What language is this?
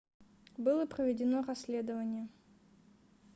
Russian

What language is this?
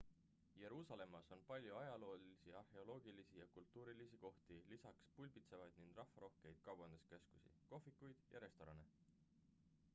Estonian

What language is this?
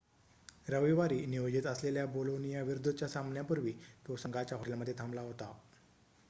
Marathi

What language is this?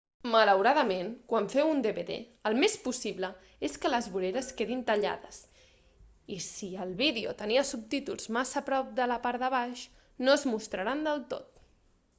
Catalan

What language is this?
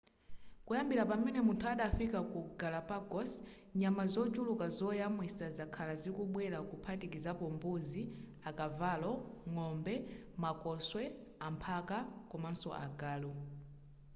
Nyanja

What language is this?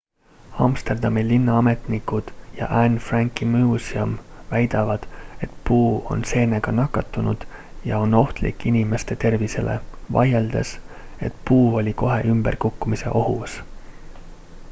Estonian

